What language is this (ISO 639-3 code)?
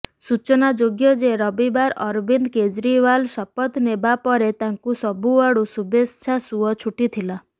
ori